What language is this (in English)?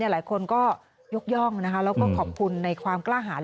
Thai